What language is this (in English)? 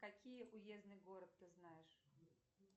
Russian